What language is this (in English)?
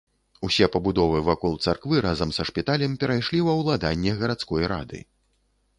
Belarusian